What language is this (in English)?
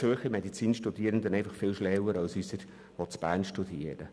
Swiss German